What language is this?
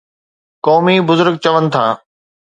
Sindhi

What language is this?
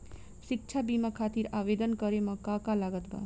Bhojpuri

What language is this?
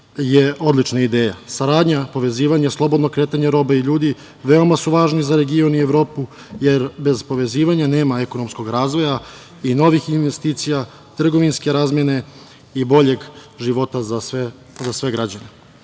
Serbian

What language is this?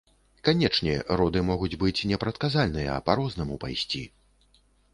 Belarusian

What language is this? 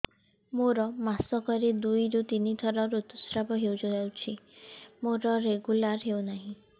Odia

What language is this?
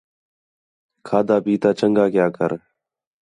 Khetrani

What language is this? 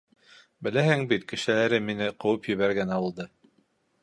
Bashkir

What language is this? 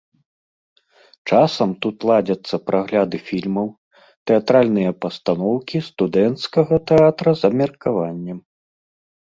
Belarusian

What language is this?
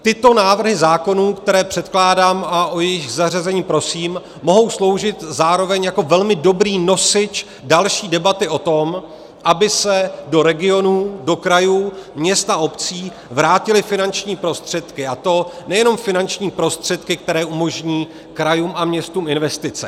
Czech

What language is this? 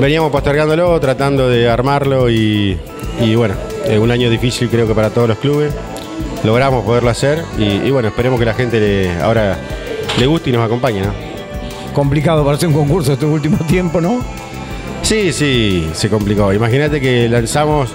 Spanish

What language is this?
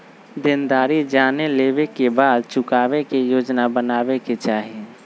Magahi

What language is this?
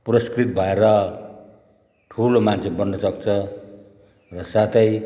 Nepali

